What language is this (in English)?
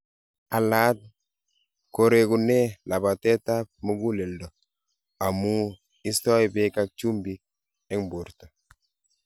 Kalenjin